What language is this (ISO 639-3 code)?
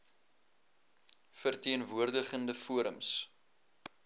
afr